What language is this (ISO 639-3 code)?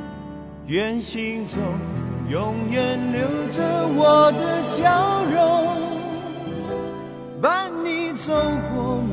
zho